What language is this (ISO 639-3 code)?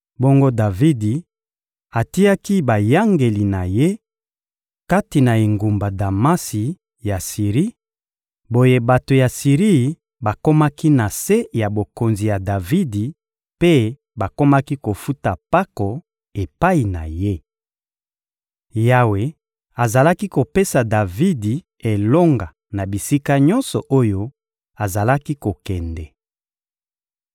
lin